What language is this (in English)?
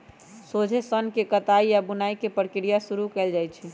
Magahi